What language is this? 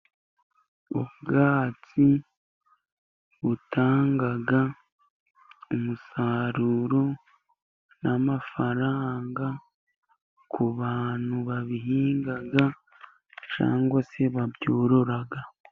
Kinyarwanda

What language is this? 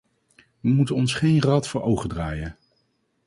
Dutch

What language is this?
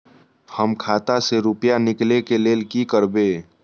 Maithili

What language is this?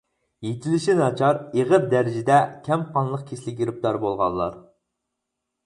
Uyghur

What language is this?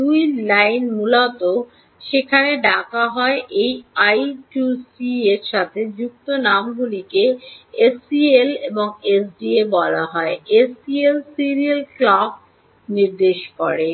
Bangla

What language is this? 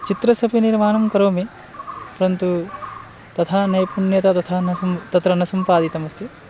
Sanskrit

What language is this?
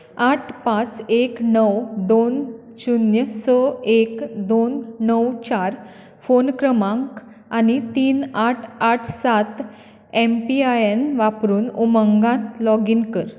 Konkani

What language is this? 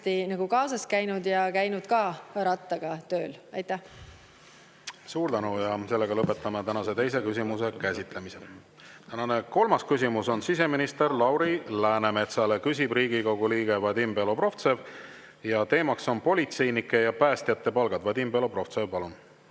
Estonian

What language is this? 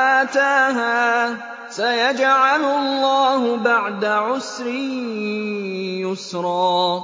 Arabic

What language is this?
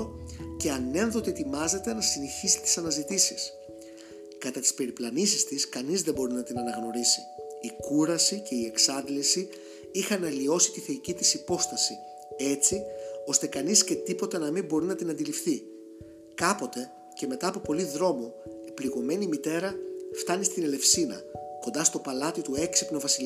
Greek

